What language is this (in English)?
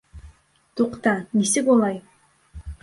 Bashkir